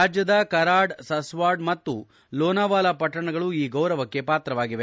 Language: Kannada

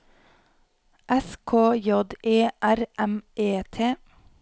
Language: Norwegian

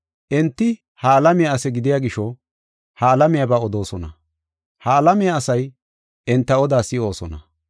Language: Gofa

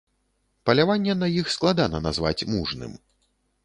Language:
Belarusian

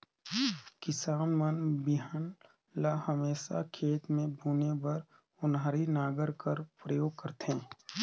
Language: Chhattisgarhi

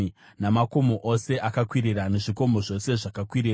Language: Shona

